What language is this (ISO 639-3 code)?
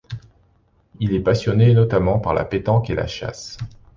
fra